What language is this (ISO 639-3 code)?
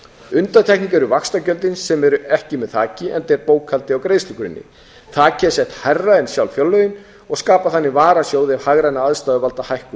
isl